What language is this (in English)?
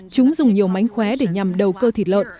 Vietnamese